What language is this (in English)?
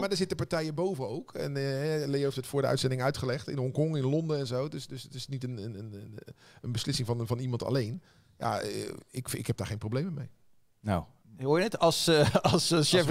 Dutch